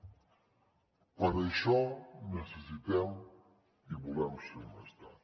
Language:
Catalan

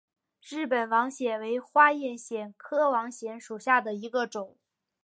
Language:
Chinese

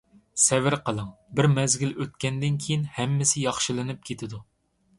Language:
Uyghur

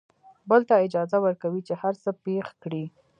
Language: Pashto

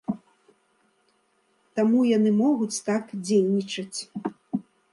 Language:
Belarusian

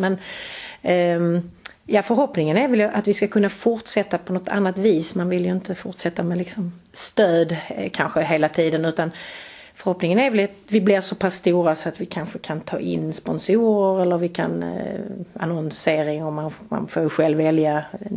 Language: Swedish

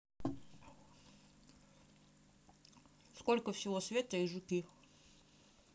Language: Russian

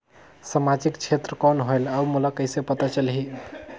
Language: Chhattisgarhi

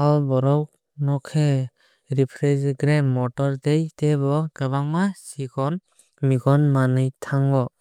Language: Kok Borok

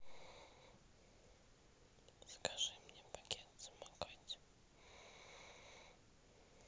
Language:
Russian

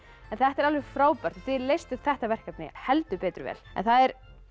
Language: Icelandic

